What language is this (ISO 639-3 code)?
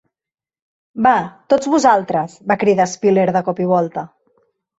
cat